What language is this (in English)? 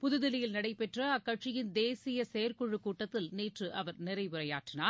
Tamil